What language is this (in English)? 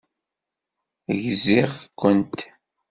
Kabyle